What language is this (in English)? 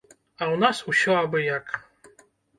Belarusian